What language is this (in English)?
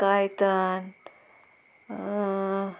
Konkani